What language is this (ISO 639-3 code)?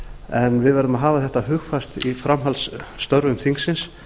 isl